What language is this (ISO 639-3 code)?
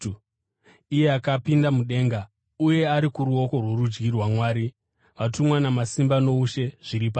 sna